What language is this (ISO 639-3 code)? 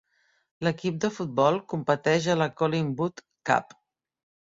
cat